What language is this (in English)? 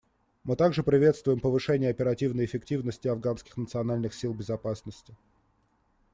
Russian